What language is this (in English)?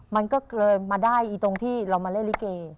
Thai